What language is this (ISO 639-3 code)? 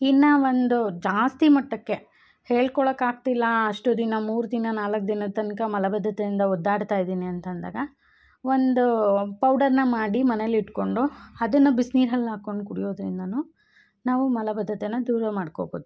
kan